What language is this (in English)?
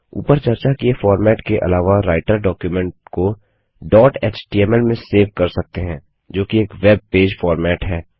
Hindi